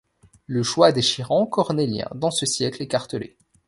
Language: French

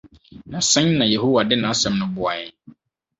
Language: Akan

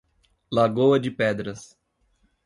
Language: Portuguese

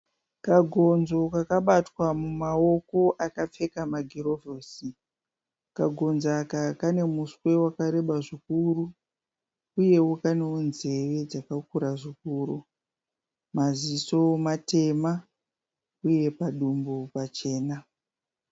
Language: Shona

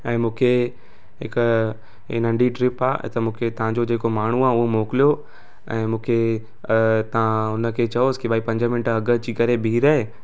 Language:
Sindhi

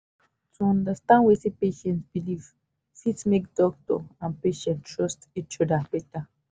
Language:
Nigerian Pidgin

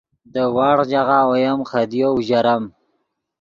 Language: Yidgha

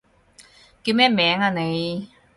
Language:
Cantonese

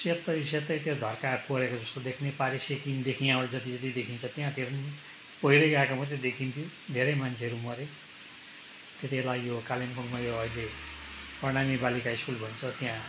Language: Nepali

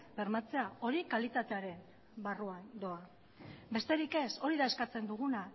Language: Basque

